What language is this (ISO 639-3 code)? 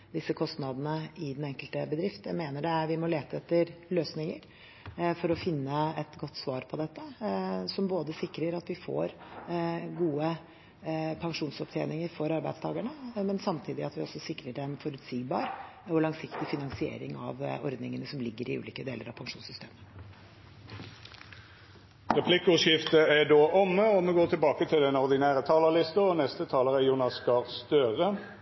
nor